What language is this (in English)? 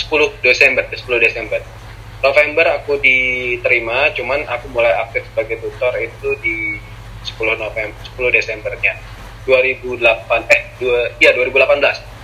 Indonesian